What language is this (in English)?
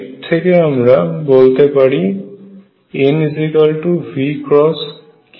Bangla